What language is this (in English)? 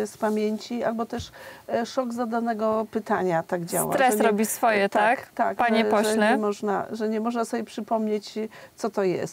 Polish